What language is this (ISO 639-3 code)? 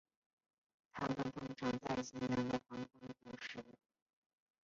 zho